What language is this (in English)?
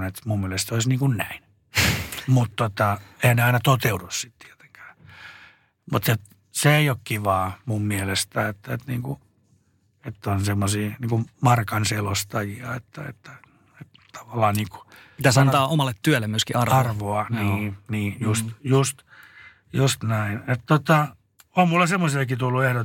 Finnish